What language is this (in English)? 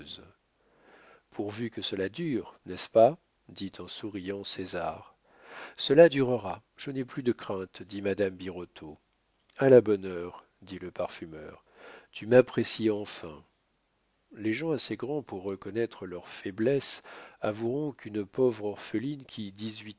French